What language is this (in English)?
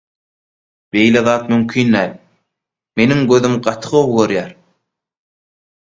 Turkmen